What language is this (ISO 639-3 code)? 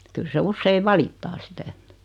fin